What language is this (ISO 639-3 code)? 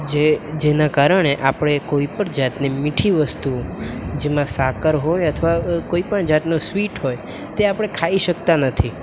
guj